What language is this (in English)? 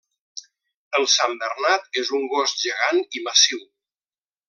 Catalan